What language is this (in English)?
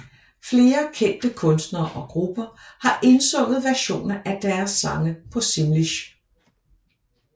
Danish